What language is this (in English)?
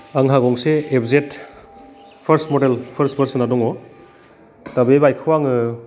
Bodo